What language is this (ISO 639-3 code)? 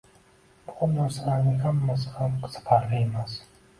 uzb